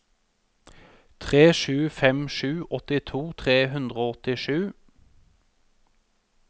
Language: Norwegian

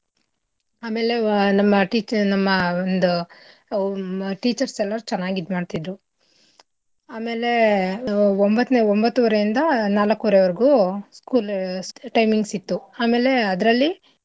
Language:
Kannada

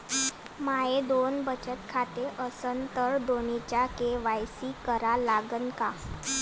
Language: Marathi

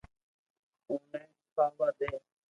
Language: Loarki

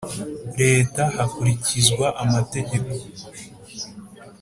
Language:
Kinyarwanda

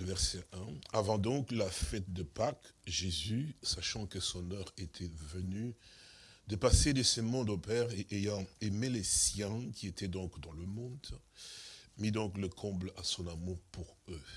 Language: French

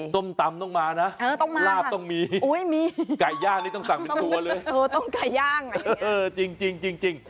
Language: Thai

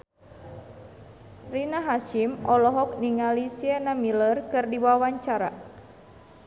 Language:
Sundanese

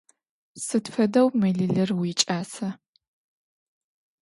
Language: Adyghe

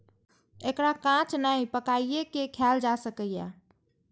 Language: Maithili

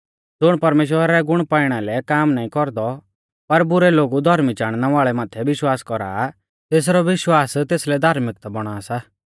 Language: Mahasu Pahari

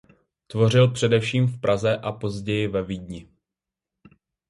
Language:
Czech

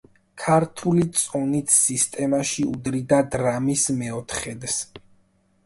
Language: Georgian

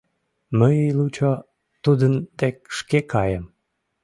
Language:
Mari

